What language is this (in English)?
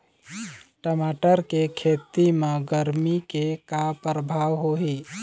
Chhattisgarhi